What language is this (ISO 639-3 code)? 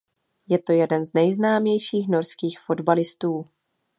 ces